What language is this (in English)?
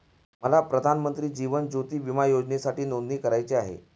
Marathi